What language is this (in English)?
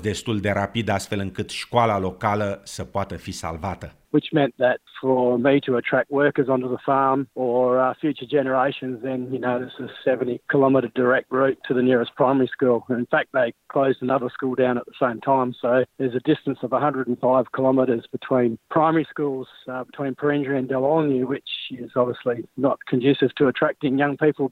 Romanian